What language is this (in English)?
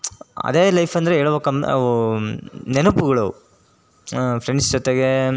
Kannada